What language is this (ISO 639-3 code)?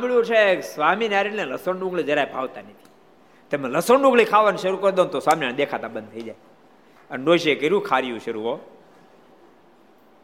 guj